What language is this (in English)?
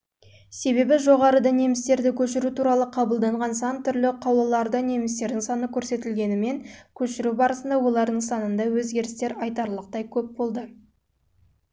Kazakh